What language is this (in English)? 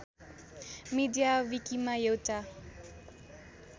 Nepali